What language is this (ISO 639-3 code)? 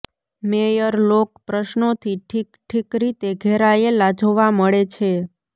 guj